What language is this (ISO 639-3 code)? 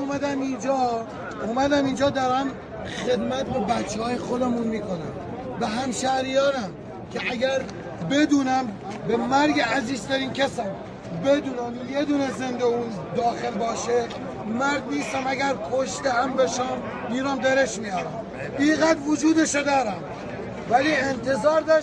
fas